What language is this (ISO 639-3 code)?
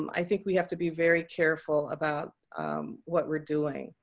eng